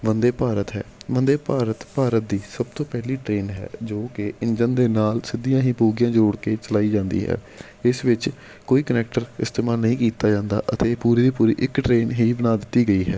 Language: Punjabi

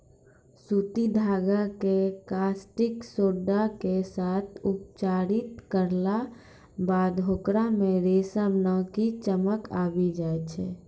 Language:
Maithili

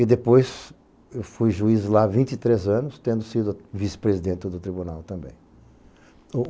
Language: Portuguese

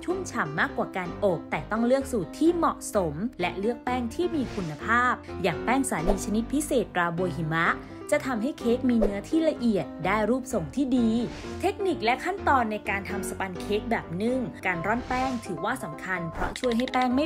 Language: Thai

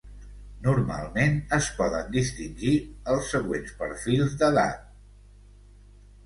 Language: Catalan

